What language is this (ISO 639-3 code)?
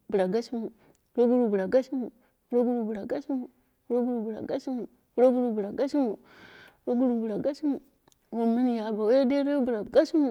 kna